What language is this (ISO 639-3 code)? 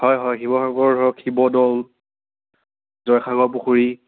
asm